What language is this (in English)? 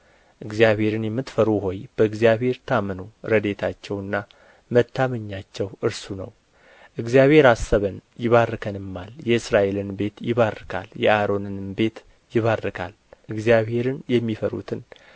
Amharic